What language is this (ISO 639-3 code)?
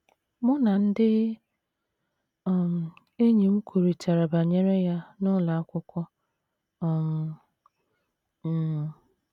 ibo